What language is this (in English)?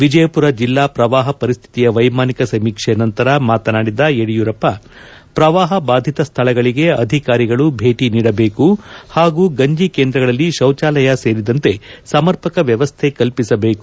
Kannada